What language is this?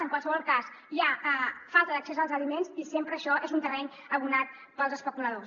Catalan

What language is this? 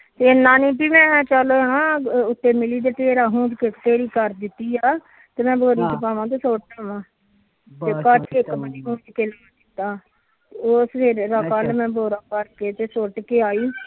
Punjabi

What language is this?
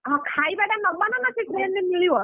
Odia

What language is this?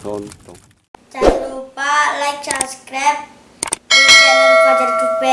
Indonesian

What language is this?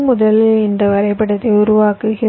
Tamil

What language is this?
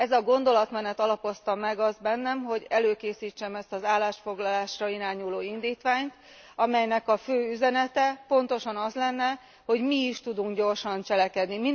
Hungarian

